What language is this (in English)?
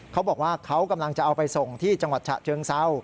Thai